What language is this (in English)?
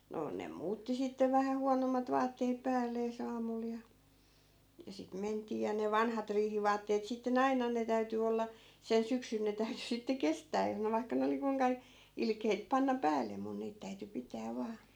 Finnish